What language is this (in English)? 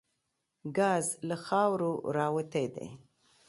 Pashto